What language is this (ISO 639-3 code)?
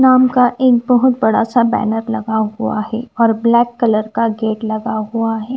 hin